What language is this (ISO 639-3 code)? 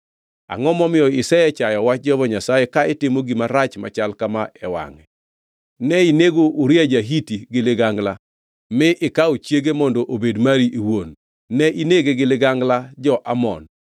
luo